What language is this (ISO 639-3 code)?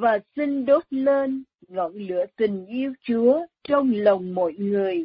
vie